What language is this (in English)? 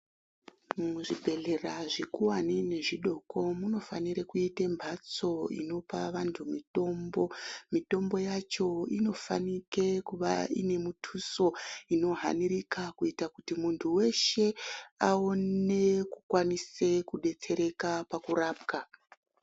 Ndau